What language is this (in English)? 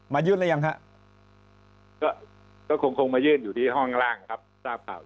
Thai